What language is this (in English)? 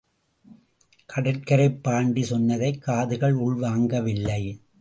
Tamil